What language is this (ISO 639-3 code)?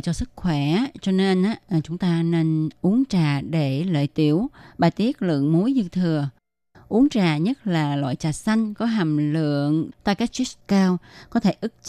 vie